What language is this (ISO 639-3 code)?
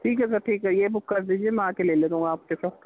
urd